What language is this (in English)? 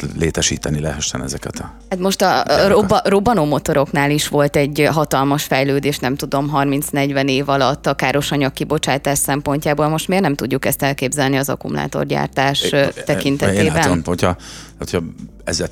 Hungarian